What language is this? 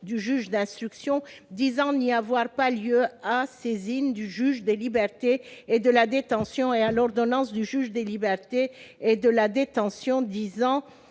French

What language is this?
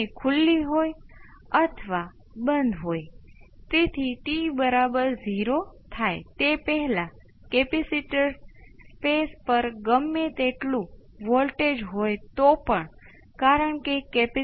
Gujarati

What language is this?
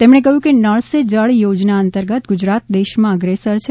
Gujarati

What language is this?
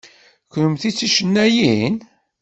Kabyle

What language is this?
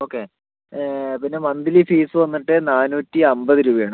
Malayalam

